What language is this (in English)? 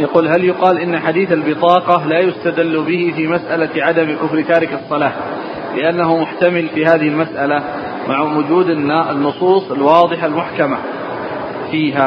Arabic